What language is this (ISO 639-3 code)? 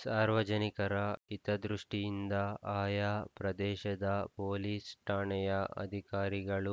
kan